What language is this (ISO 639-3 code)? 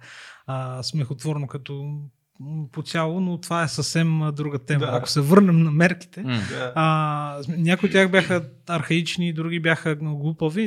bul